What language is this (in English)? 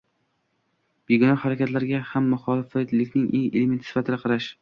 Uzbek